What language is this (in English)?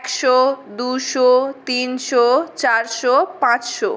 Bangla